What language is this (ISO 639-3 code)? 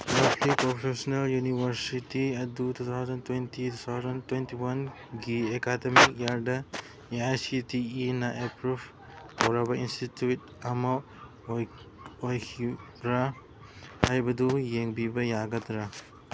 mni